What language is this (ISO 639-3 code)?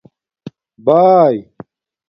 dmk